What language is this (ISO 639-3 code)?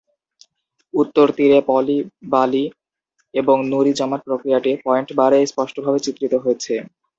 ben